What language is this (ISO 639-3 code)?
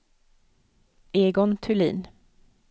swe